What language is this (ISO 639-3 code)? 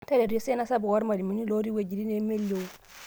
mas